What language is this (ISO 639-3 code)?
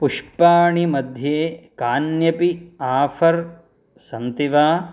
san